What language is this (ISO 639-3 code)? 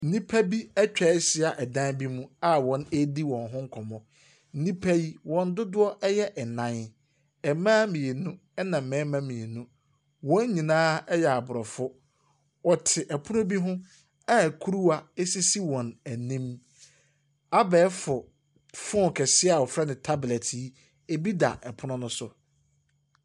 aka